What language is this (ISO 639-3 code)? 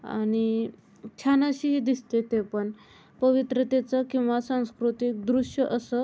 mar